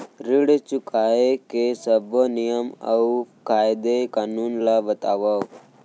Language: Chhattisgarhi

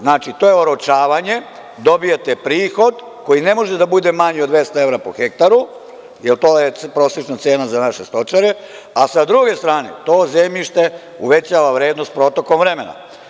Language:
Serbian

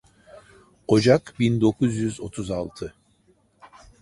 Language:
Turkish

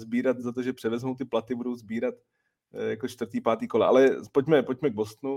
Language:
Czech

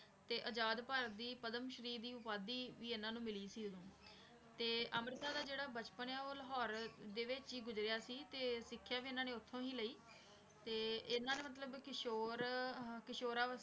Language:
Punjabi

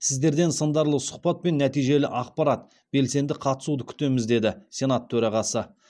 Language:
Kazakh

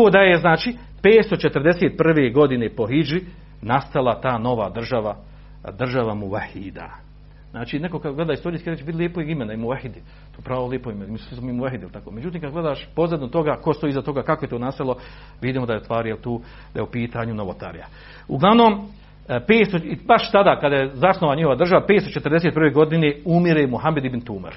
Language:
Croatian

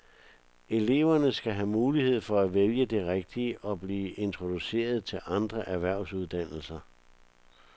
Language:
Danish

